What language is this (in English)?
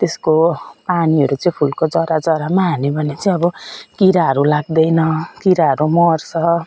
Nepali